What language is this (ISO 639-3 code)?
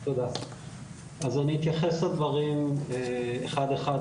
heb